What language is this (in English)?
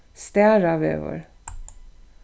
Faroese